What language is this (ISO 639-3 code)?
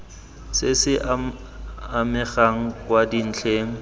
tsn